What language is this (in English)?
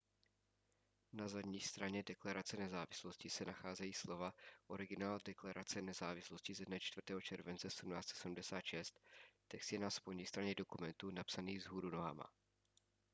Czech